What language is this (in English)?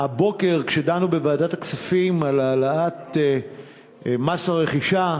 Hebrew